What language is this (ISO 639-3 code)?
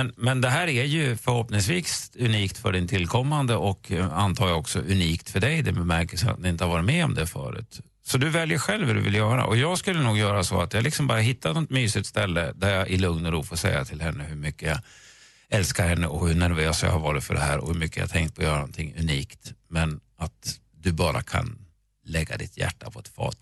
swe